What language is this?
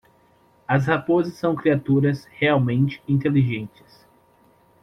Portuguese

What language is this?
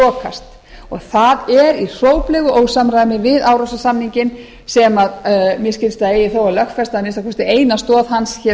Icelandic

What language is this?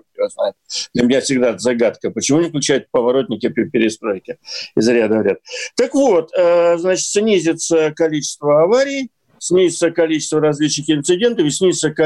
Russian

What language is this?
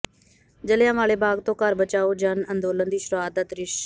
Punjabi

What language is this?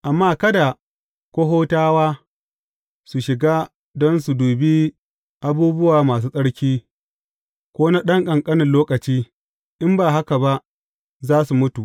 Hausa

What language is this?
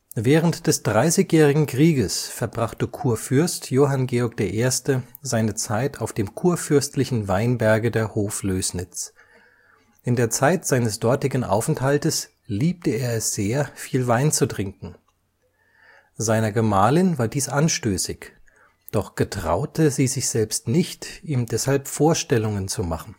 German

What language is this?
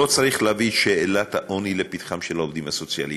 Hebrew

